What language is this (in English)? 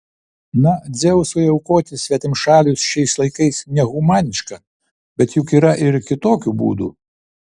Lithuanian